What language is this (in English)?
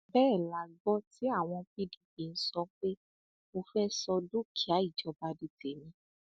Yoruba